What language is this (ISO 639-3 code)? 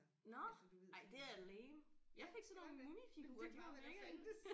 dan